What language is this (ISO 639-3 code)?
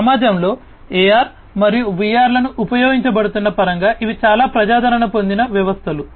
tel